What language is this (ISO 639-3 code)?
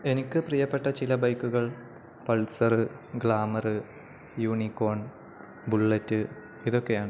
mal